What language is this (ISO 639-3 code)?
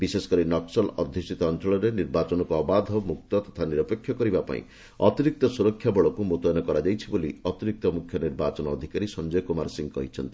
ori